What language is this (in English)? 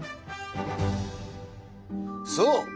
Japanese